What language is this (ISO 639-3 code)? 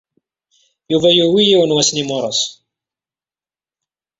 kab